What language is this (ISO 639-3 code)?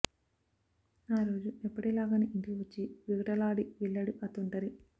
tel